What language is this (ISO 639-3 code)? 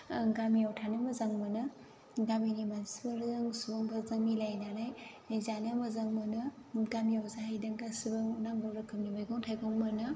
brx